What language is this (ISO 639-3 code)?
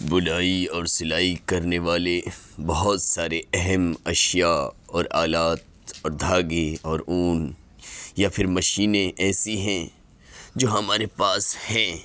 urd